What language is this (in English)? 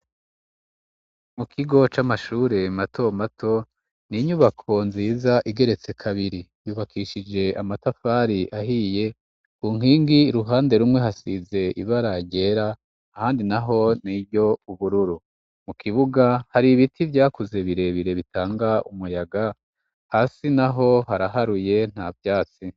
Rundi